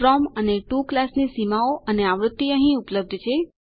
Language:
Gujarati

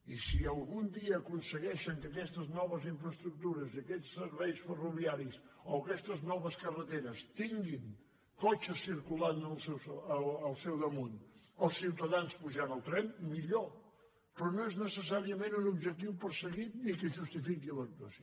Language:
Catalan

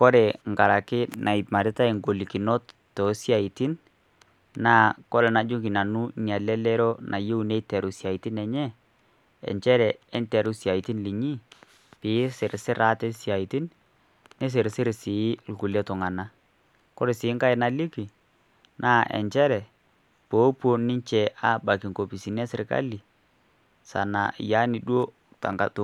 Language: Masai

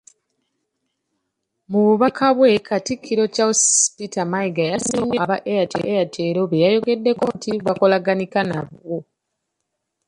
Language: Ganda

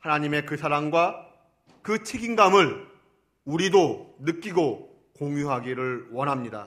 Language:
Korean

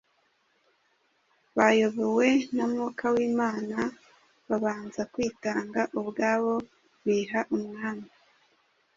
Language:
Kinyarwanda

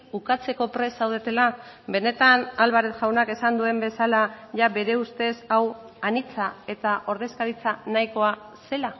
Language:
Basque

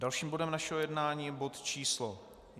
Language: Czech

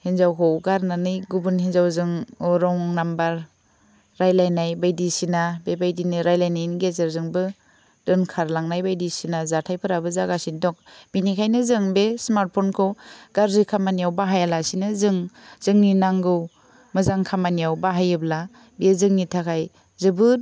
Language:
Bodo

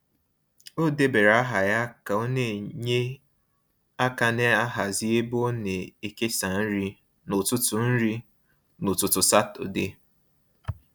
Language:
Igbo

